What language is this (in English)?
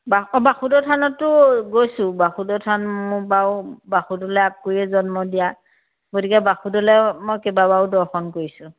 Assamese